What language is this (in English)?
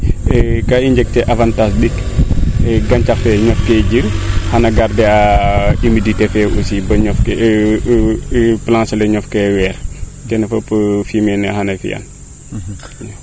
Serer